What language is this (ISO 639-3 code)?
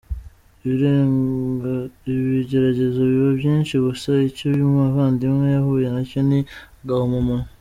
kin